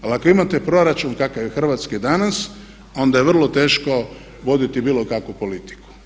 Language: Croatian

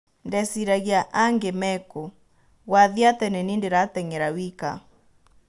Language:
Kikuyu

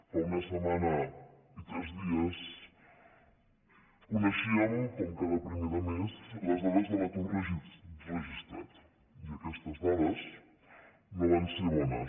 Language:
Catalan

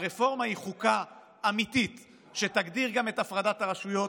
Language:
Hebrew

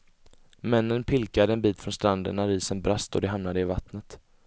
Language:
Swedish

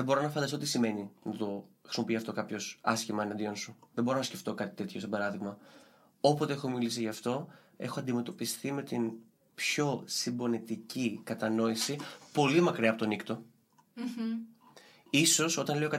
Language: Greek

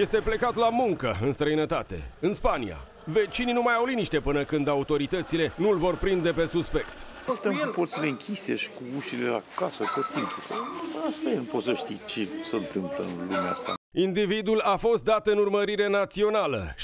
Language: Romanian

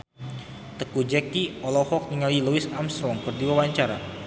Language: Sundanese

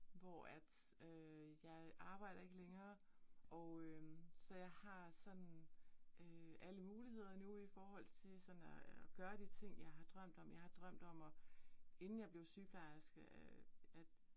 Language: Danish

